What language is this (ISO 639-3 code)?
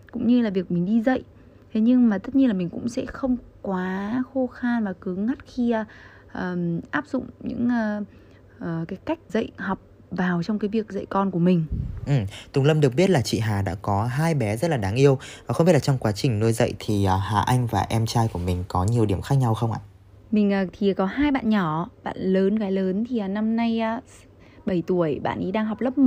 vie